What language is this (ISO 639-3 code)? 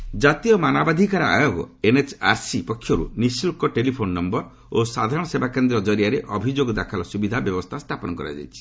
ori